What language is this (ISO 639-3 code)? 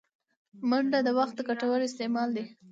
pus